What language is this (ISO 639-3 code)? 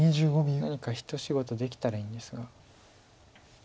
jpn